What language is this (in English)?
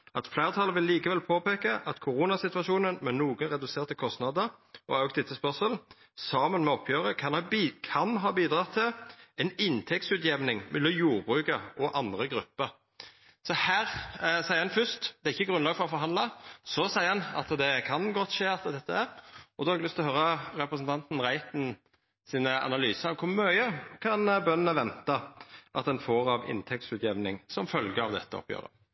Norwegian Nynorsk